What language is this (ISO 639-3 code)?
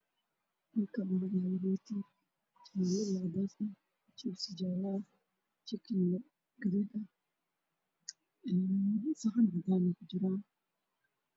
som